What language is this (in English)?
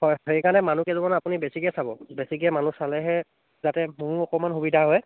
Assamese